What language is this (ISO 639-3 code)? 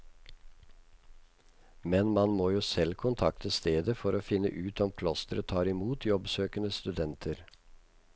nor